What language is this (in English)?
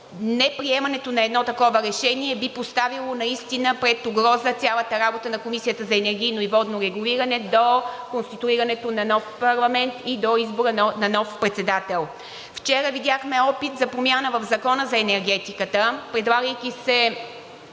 Bulgarian